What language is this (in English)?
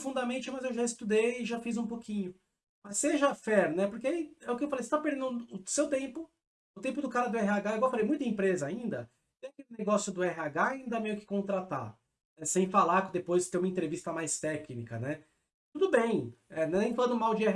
Portuguese